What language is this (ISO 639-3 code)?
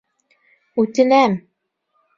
bak